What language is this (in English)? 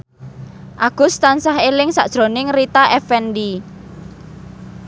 Javanese